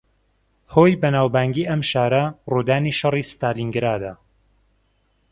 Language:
Central Kurdish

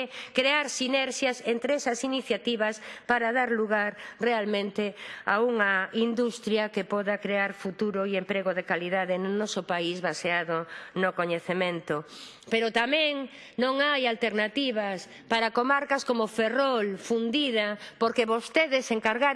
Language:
Spanish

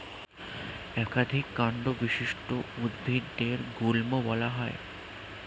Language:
Bangla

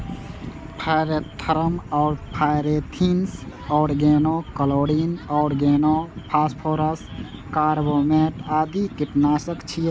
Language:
Maithili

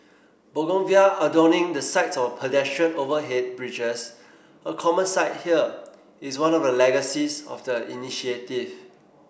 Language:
English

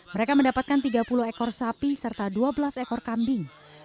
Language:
Indonesian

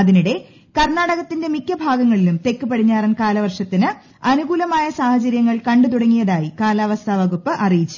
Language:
Malayalam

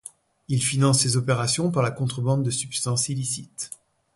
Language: French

